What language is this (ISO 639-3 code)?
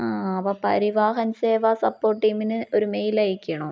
mal